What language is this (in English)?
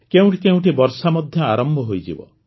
Odia